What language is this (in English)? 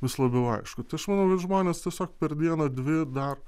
Lithuanian